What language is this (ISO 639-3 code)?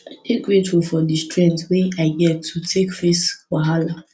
pcm